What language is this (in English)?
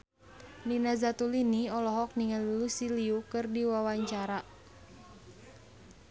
Sundanese